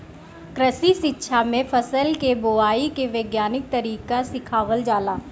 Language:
Bhojpuri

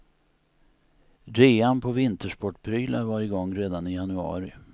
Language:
Swedish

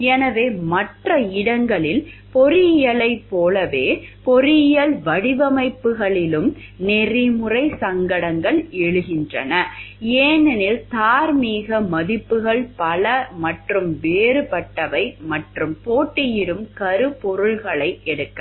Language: Tamil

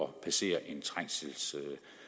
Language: Danish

